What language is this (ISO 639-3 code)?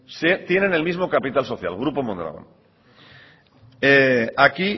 spa